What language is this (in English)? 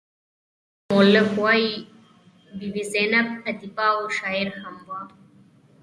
Pashto